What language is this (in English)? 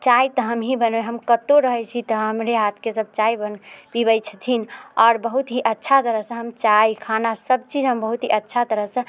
Maithili